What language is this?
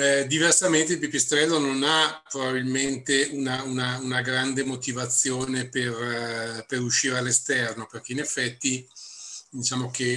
Italian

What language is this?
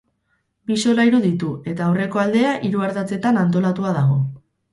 Basque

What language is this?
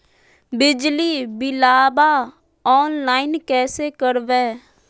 Magahi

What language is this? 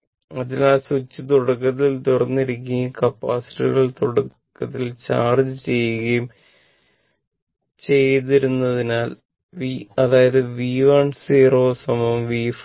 Malayalam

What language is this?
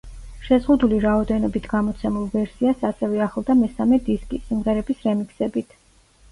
Georgian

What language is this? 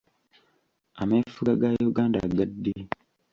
Ganda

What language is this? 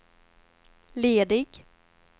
Swedish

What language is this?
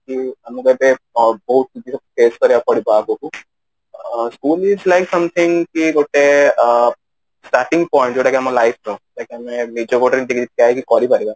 Odia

